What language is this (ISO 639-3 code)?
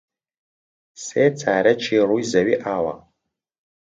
ckb